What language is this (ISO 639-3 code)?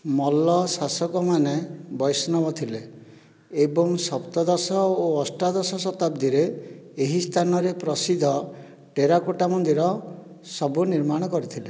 ori